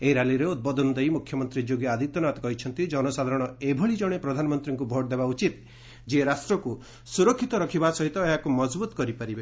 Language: Odia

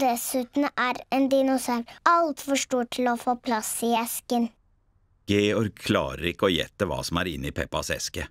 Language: Norwegian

